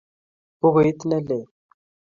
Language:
Kalenjin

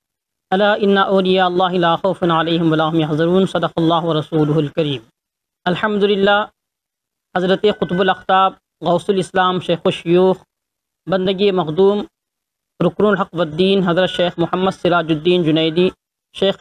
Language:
Arabic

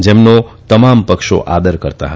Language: Gujarati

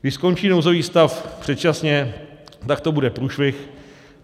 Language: Czech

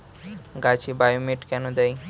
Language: Bangla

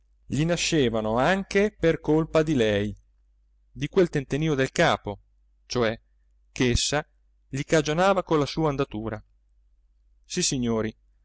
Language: Italian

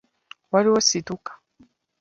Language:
Ganda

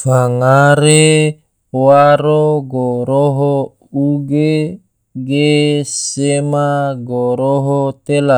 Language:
Tidore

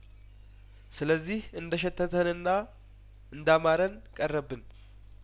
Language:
Amharic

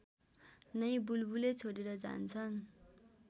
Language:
Nepali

